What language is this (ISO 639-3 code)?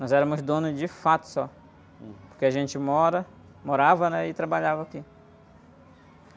por